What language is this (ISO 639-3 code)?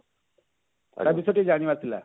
ori